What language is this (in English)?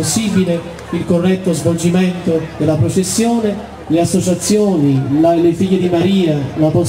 Italian